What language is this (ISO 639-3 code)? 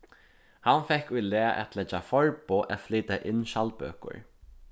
fao